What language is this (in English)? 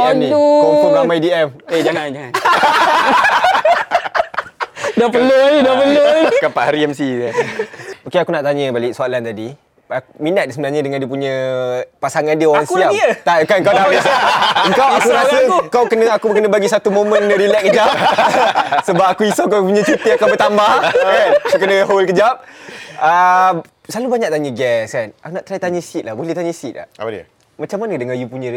Malay